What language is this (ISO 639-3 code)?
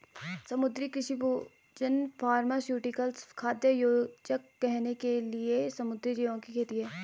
hin